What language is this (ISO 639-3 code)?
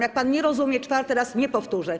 pol